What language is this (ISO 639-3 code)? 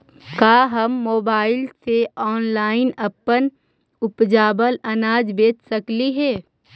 mag